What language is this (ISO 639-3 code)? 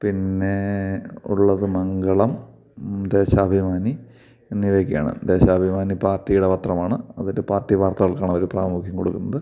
mal